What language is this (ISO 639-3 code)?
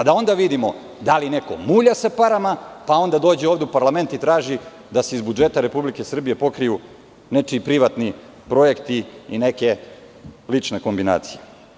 srp